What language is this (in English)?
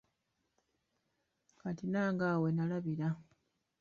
Ganda